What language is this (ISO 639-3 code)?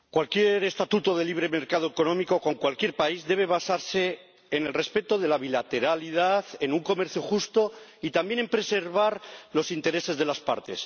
spa